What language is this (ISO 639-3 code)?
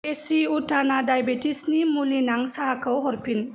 brx